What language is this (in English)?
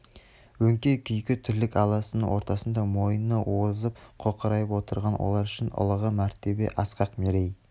Kazakh